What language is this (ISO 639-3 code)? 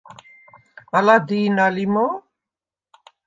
sva